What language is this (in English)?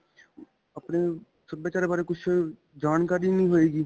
Punjabi